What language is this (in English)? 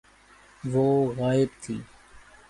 Urdu